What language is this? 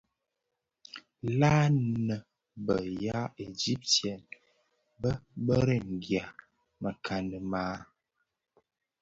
Bafia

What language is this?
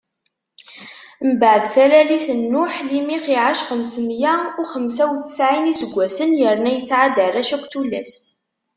Kabyle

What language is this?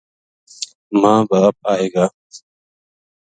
Gujari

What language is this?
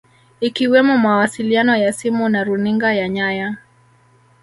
Swahili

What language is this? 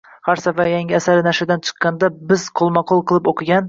Uzbek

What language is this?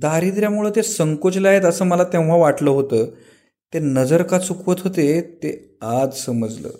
Marathi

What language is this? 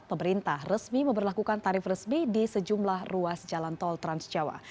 Indonesian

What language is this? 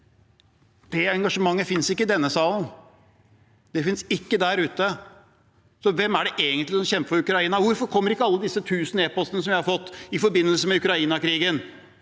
Norwegian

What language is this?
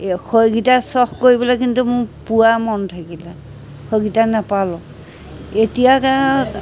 Assamese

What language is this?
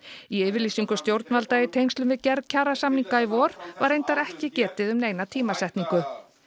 Icelandic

